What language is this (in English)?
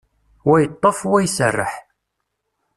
Kabyle